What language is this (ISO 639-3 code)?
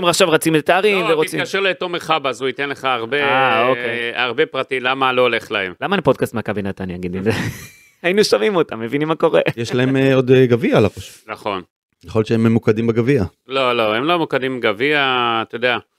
heb